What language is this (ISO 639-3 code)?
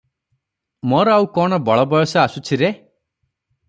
ori